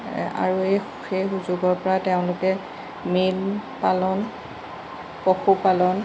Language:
Assamese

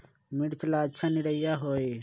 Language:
Magahi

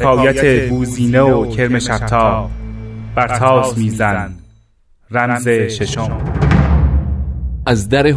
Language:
Persian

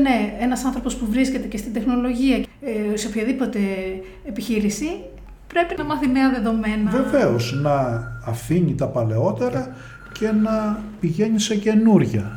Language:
Greek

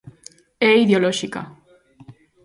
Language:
Galician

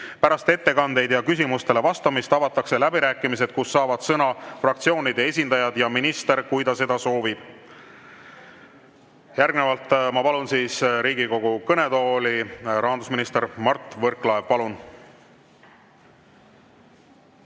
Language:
Estonian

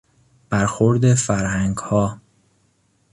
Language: Persian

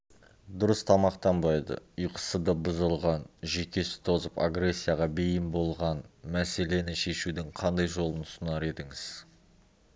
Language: Kazakh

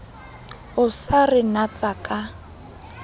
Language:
Southern Sotho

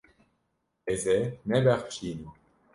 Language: Kurdish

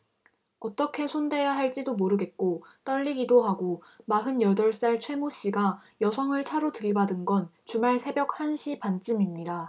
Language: Korean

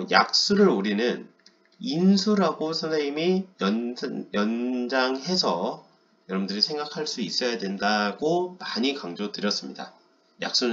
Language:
Korean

